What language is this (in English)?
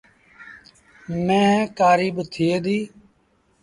Sindhi Bhil